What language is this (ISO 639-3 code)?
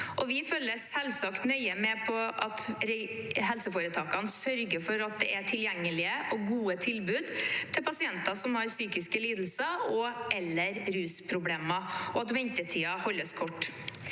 nor